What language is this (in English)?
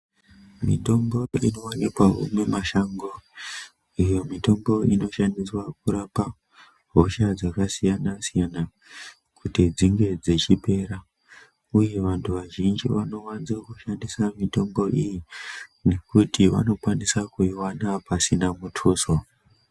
Ndau